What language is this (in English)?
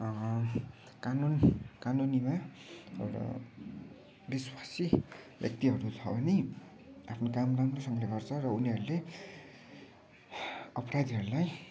Nepali